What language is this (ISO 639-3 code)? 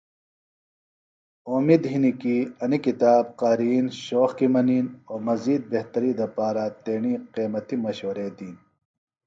phl